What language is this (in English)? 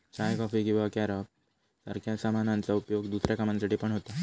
Marathi